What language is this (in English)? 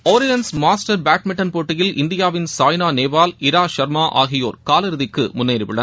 Tamil